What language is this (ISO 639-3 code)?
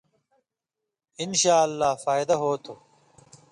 mvy